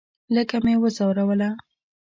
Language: Pashto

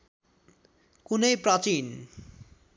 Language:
Nepali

